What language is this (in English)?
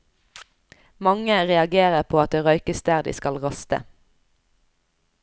Norwegian